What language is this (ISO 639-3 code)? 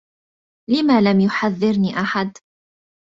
ara